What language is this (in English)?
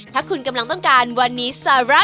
Thai